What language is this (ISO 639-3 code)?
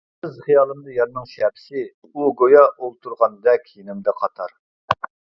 uig